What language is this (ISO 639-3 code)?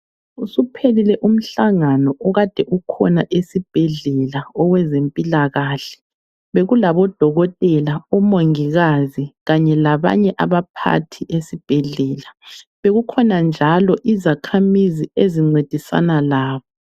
nde